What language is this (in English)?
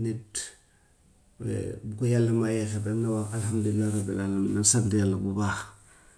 Gambian Wolof